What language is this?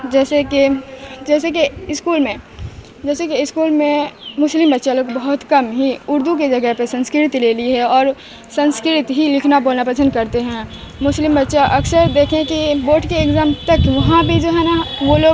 Urdu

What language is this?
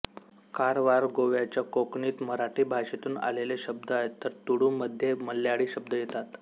Marathi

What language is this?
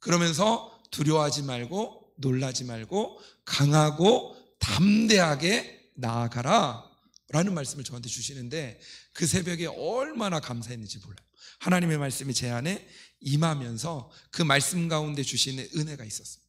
Korean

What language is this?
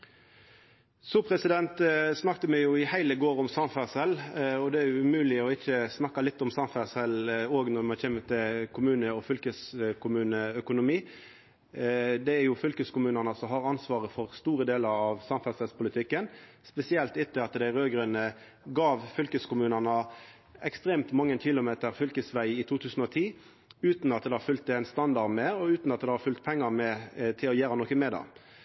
Norwegian Nynorsk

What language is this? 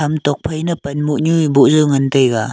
Wancho Naga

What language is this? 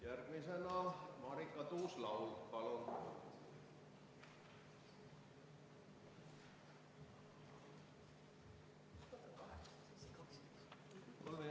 Estonian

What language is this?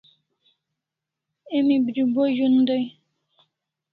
Kalasha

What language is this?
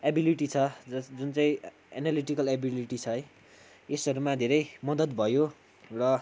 Nepali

